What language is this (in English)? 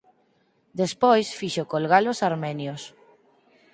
Galician